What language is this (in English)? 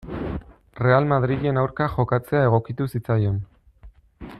Basque